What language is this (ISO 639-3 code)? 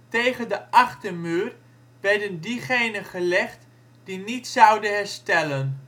nld